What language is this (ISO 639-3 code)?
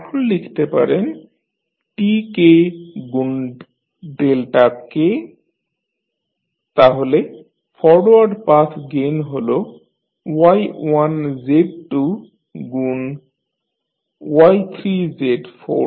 ben